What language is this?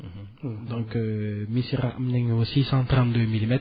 Wolof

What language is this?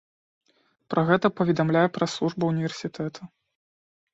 Belarusian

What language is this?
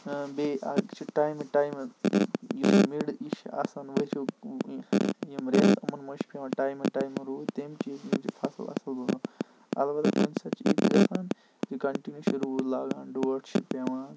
Kashmiri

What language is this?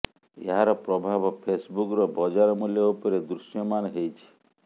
Odia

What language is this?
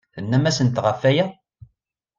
Kabyle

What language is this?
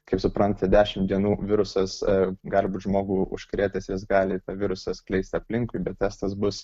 Lithuanian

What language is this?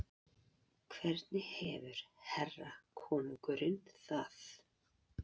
Icelandic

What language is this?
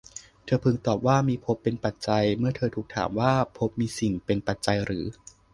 Thai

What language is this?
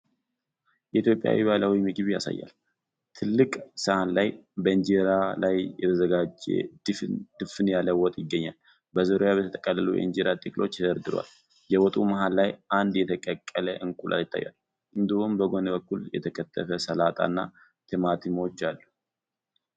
Amharic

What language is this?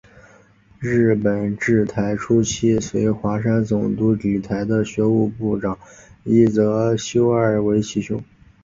Chinese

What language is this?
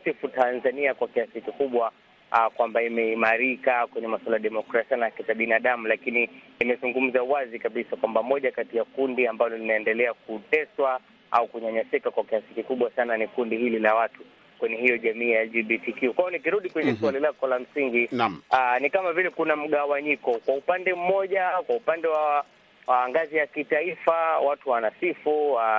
Swahili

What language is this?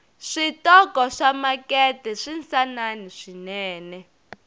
Tsonga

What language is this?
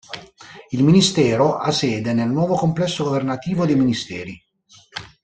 Italian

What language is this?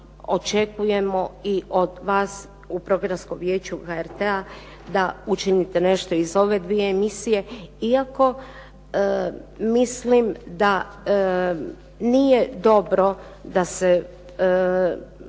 Croatian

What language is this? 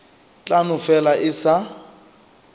Northern Sotho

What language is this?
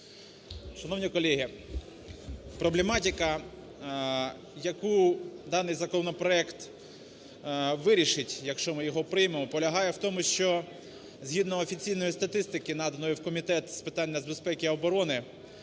Ukrainian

